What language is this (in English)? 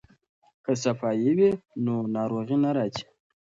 Pashto